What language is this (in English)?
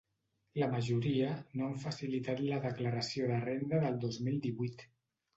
Catalan